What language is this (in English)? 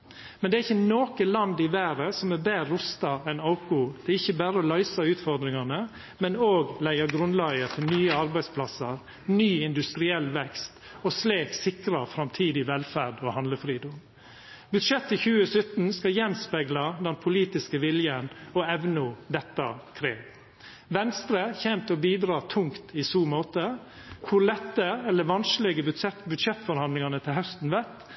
Norwegian Nynorsk